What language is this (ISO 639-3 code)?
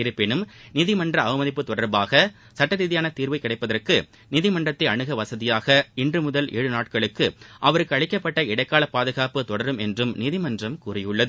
tam